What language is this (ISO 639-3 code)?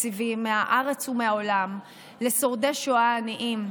heb